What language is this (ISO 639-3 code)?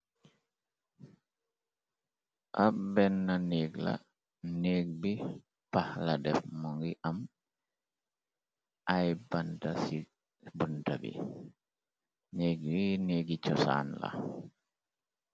wol